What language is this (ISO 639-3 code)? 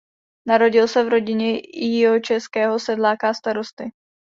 ces